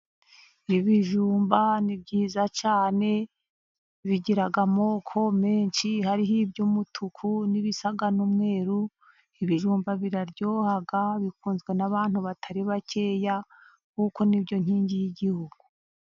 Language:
Kinyarwanda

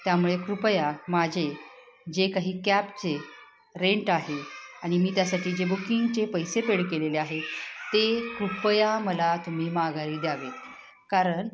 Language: Marathi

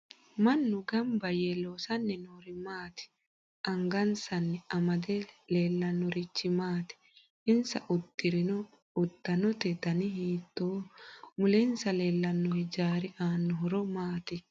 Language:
Sidamo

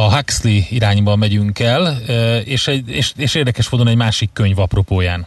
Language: Hungarian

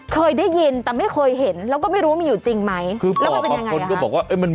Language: Thai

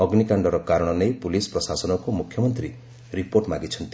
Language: Odia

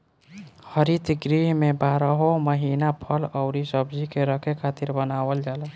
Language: Bhojpuri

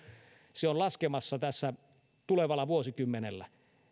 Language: Finnish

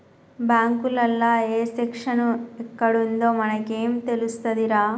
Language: Telugu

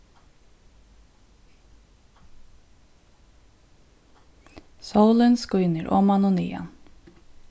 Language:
Faroese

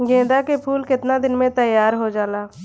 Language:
Bhojpuri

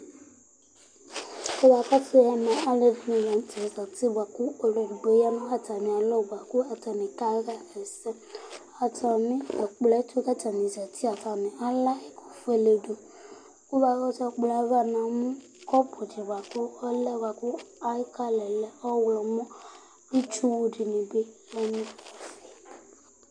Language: Ikposo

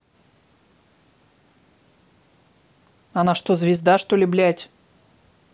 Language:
Russian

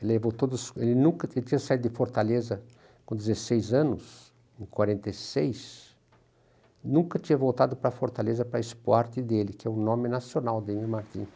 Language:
Portuguese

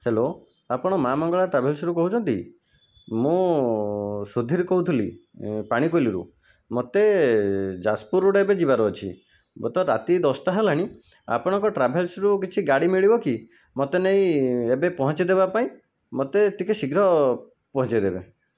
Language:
Odia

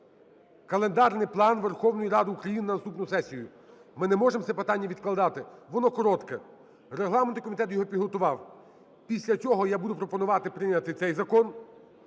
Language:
Ukrainian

